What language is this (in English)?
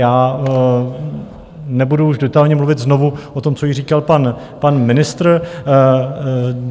Czech